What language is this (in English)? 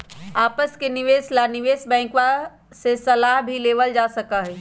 Magahi